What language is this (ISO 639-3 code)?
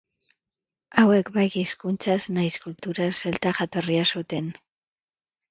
eus